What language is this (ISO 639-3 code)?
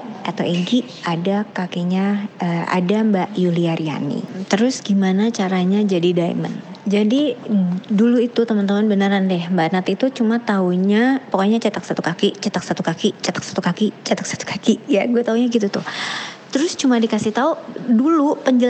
ind